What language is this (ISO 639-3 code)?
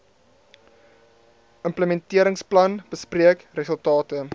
afr